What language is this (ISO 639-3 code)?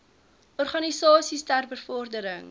afr